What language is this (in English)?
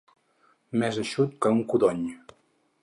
Catalan